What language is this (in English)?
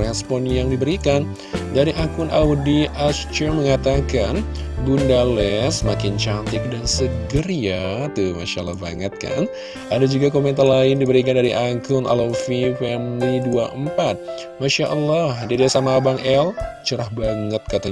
Indonesian